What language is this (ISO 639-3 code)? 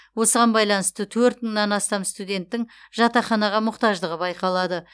kaz